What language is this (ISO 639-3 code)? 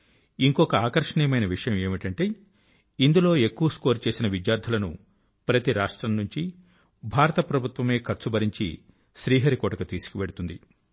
tel